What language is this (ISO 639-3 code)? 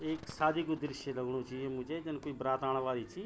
gbm